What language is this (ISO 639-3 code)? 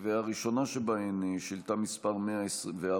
heb